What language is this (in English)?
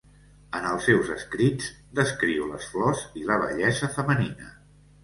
Catalan